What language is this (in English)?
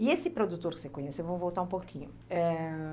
Portuguese